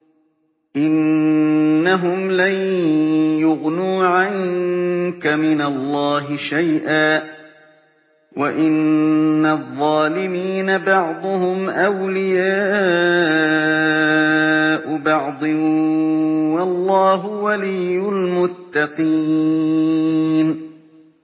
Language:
Arabic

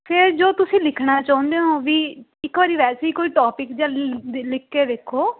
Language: Punjabi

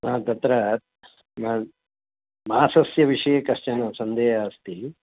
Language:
Sanskrit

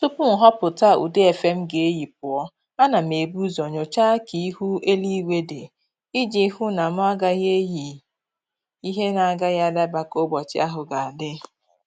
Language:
Igbo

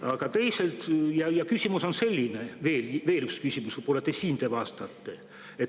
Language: Estonian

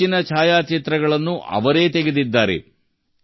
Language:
Kannada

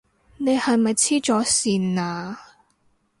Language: Cantonese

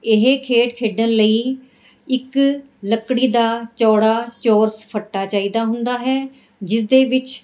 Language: Punjabi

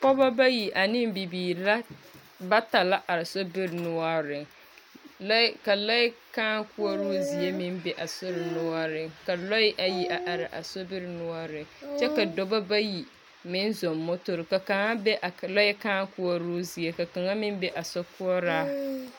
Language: Southern Dagaare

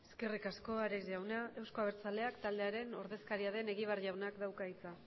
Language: Basque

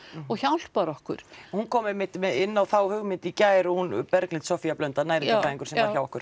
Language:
Icelandic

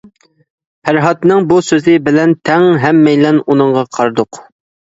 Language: Uyghur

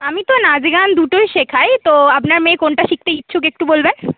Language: Bangla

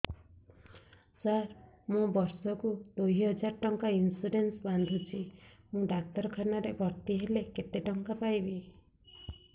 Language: Odia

